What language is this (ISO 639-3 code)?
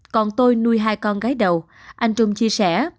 vie